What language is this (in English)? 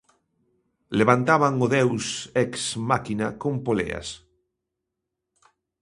Galician